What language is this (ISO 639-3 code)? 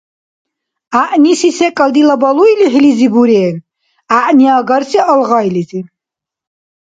dar